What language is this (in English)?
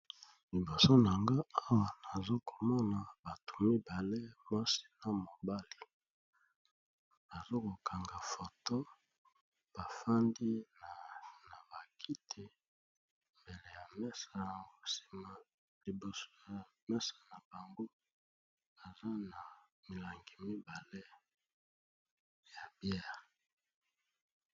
Lingala